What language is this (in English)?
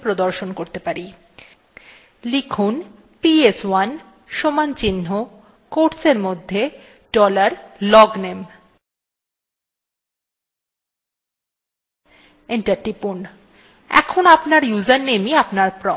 Bangla